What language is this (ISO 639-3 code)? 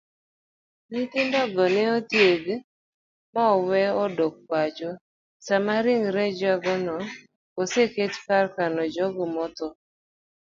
luo